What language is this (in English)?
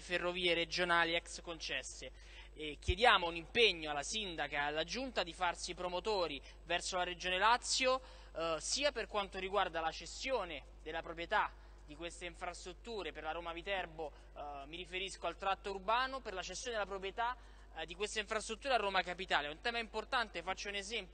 Italian